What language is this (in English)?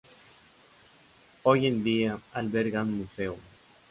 Spanish